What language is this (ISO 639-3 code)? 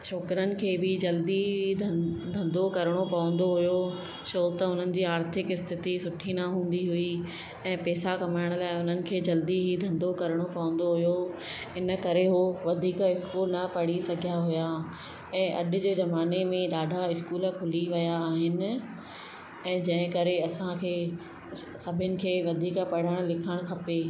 snd